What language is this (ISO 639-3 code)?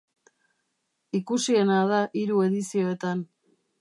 eus